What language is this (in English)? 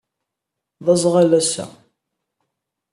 Kabyle